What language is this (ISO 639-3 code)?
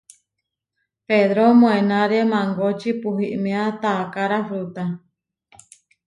var